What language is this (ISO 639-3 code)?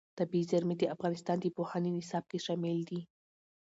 pus